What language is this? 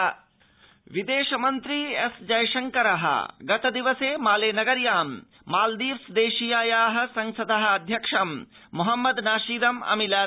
Sanskrit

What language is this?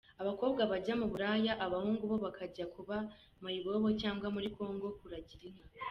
Kinyarwanda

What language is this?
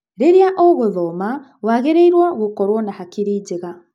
Kikuyu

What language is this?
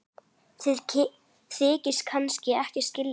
Icelandic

